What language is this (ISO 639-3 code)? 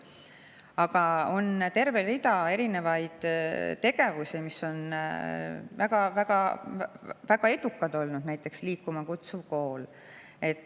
est